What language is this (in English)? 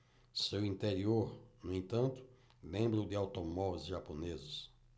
Portuguese